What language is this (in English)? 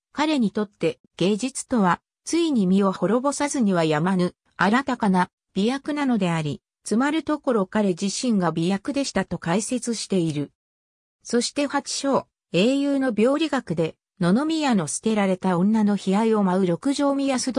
Japanese